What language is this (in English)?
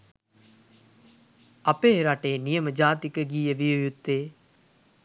Sinhala